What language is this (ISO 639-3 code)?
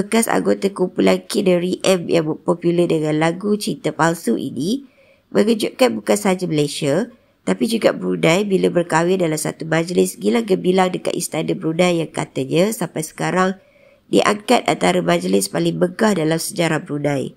msa